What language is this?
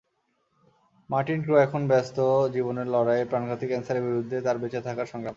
Bangla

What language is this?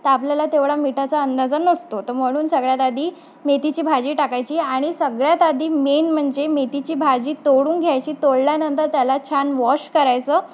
Marathi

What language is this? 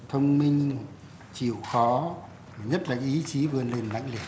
Vietnamese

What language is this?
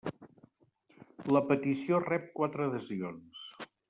Catalan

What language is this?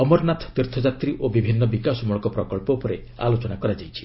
Odia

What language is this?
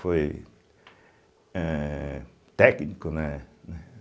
Portuguese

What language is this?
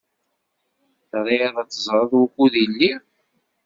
Kabyle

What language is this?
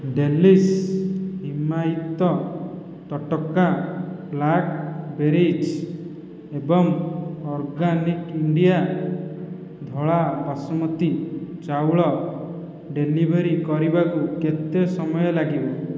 Odia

